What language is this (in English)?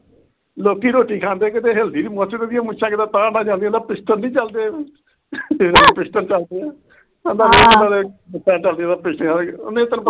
Punjabi